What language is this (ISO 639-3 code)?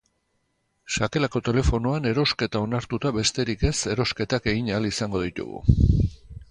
eus